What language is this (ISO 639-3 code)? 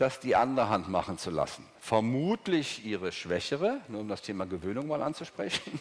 deu